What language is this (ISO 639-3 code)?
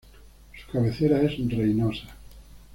spa